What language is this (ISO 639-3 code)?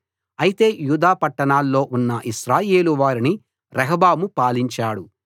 tel